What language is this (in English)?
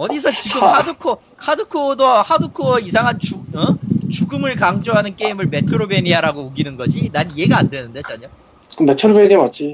Korean